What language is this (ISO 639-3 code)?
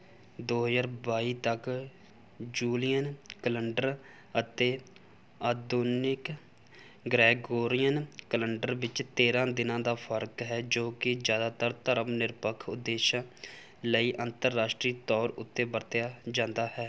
pan